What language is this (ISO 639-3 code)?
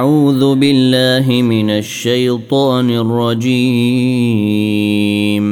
ara